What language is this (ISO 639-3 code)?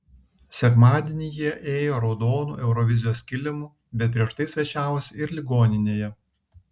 lit